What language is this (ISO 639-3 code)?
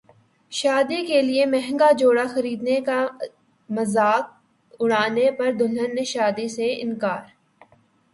urd